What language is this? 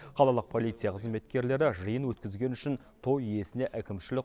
Kazakh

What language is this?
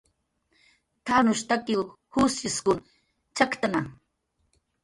Jaqaru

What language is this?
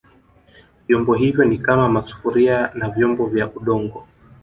Swahili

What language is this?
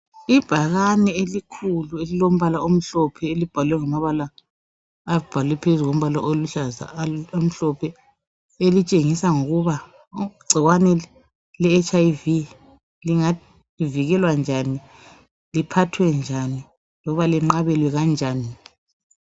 North Ndebele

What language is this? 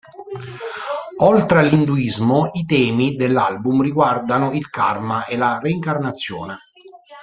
Italian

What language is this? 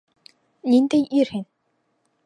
Bashkir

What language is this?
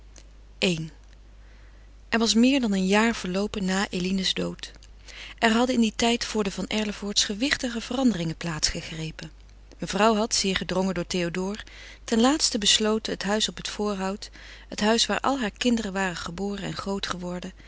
Dutch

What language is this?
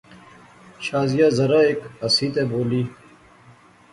Pahari-Potwari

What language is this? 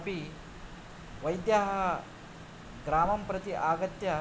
Sanskrit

